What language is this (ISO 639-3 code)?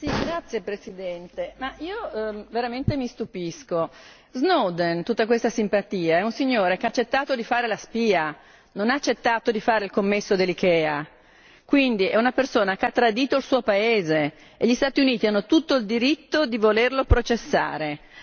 ita